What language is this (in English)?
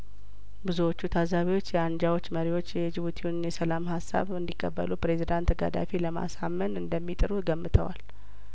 Amharic